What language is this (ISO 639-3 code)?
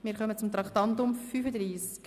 gsw